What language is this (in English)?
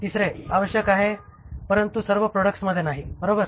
Marathi